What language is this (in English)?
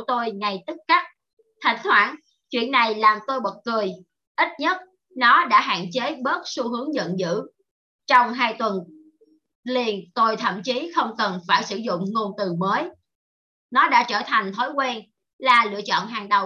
Vietnamese